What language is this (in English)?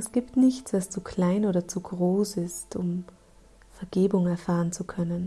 German